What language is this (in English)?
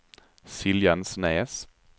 Swedish